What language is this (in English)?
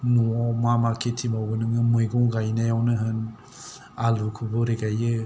Bodo